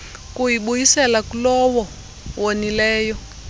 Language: Xhosa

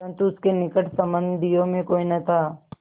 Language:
Hindi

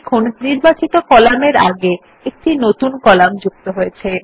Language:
Bangla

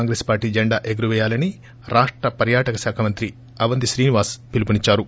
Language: Telugu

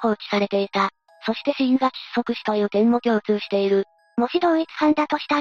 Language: Japanese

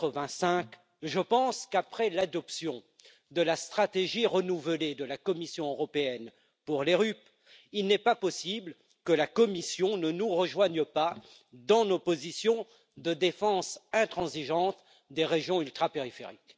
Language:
French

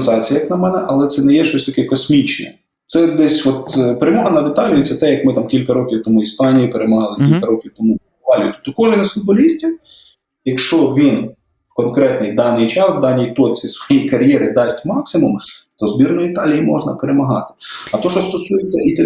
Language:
Ukrainian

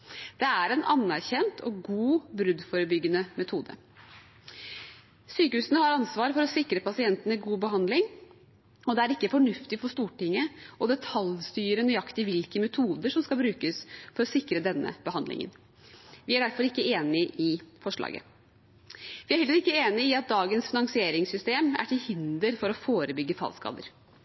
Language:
Norwegian Bokmål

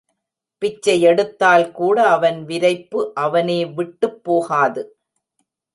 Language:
Tamil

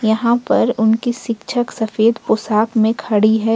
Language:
Hindi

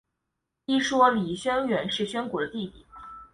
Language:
Chinese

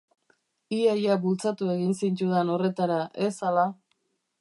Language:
Basque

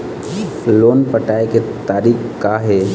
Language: Chhattisgarhi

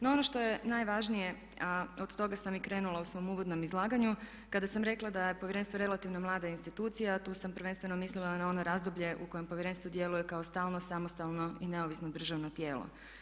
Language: Croatian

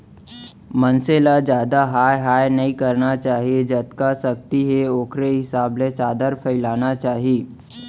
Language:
Chhattisgarhi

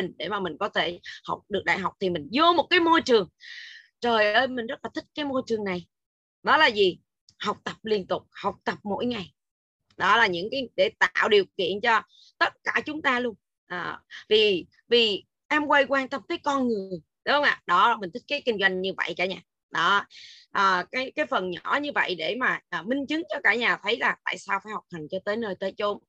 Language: Vietnamese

